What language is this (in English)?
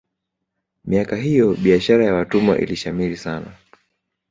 Swahili